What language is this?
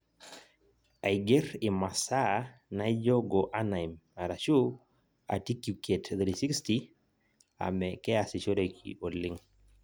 Masai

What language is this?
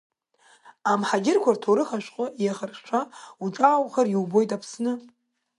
Abkhazian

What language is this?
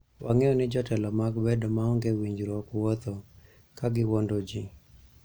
Luo (Kenya and Tanzania)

